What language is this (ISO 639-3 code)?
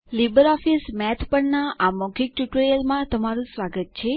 guj